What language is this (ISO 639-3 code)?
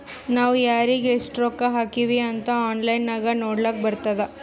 kan